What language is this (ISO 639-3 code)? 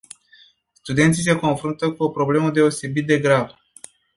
ron